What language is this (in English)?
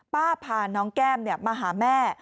Thai